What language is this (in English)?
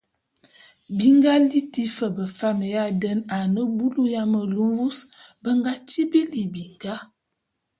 Bulu